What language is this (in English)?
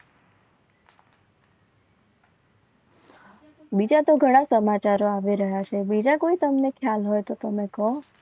Gujarati